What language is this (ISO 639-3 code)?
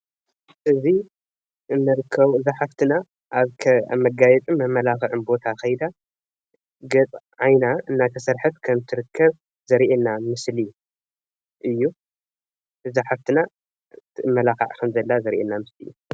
tir